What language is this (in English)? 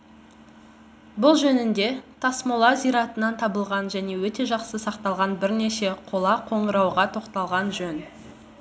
Kazakh